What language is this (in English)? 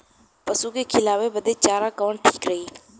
Bhojpuri